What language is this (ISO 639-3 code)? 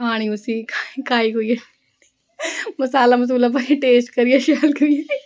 doi